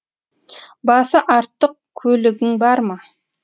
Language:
Kazakh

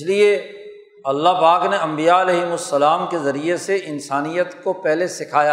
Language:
Urdu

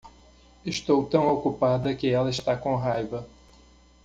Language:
Portuguese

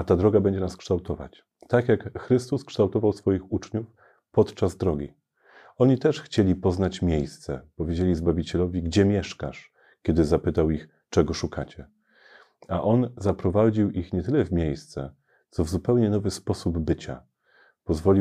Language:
Polish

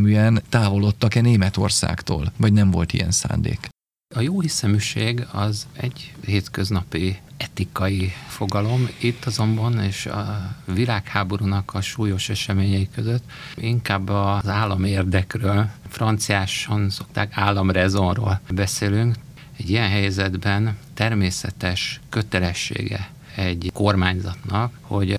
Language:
Hungarian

